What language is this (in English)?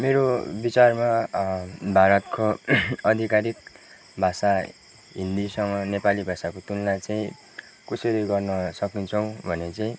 Nepali